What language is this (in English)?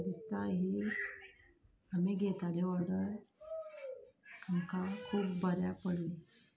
Konkani